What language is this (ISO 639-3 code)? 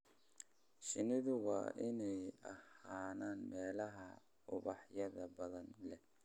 som